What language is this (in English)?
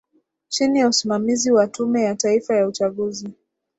Swahili